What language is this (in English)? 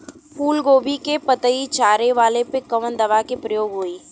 Bhojpuri